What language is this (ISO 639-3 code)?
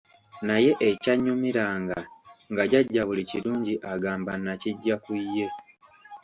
lug